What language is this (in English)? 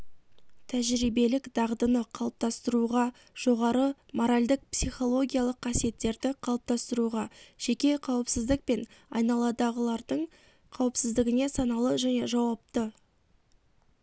Kazakh